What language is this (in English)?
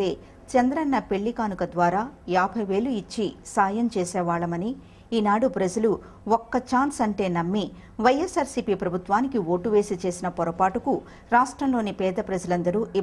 Hindi